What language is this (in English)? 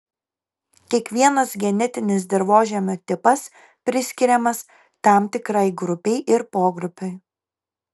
Lithuanian